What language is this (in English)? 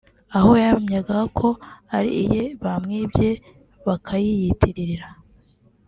Kinyarwanda